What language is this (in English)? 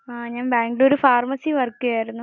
Malayalam